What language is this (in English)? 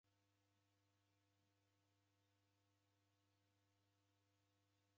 Taita